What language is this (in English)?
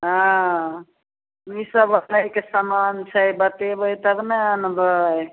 Maithili